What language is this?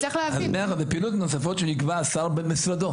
Hebrew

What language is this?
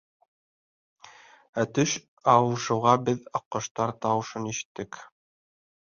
Bashkir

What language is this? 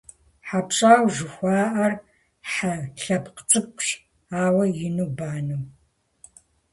Kabardian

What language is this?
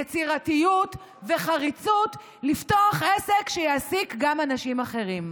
Hebrew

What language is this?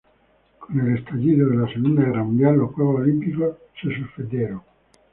Spanish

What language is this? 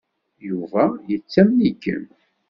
Kabyle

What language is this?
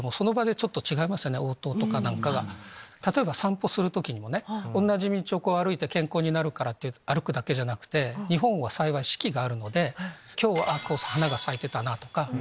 Japanese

